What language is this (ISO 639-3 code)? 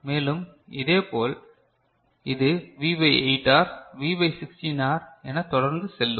tam